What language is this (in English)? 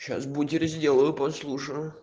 Russian